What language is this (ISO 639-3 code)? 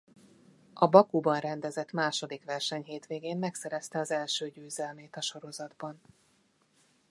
hun